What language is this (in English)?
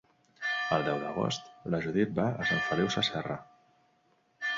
Catalan